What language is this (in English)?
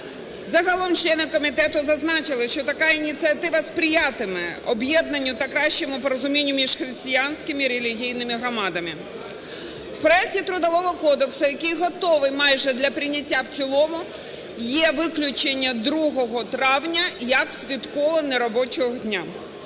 Ukrainian